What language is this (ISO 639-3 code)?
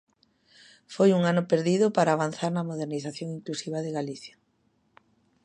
glg